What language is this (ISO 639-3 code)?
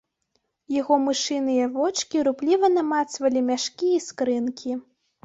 bel